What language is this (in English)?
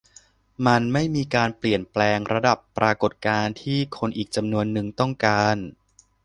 Thai